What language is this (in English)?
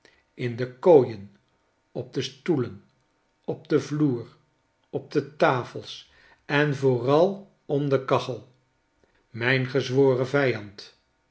Dutch